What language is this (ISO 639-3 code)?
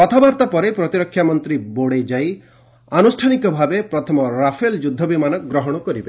ori